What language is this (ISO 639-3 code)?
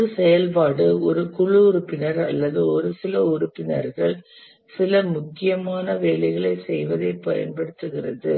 tam